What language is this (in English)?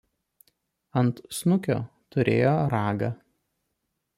Lithuanian